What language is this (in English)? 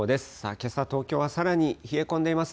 Japanese